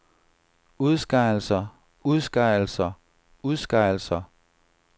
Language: Danish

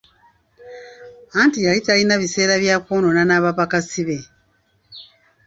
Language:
Ganda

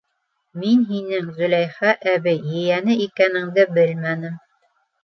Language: Bashkir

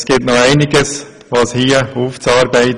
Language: Swiss German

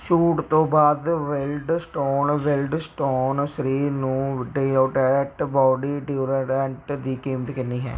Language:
Punjabi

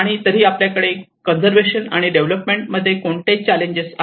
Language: Marathi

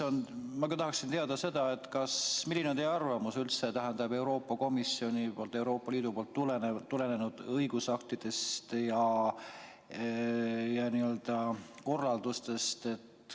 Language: Estonian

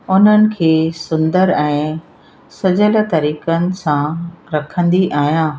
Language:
Sindhi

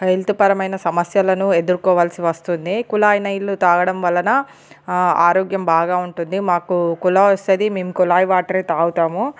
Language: Telugu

